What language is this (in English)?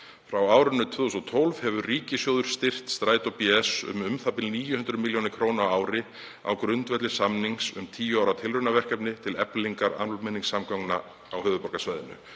Icelandic